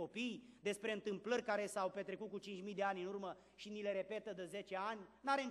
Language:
Romanian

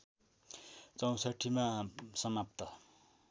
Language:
Nepali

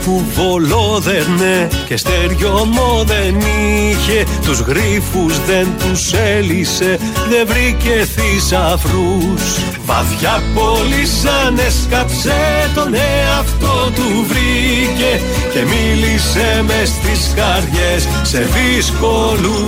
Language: Greek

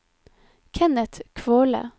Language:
Norwegian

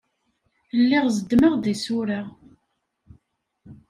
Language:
Kabyle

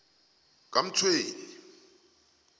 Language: South Ndebele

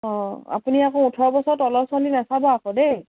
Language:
Assamese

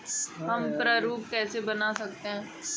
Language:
Hindi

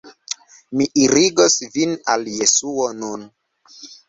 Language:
Esperanto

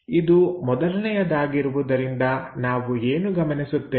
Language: Kannada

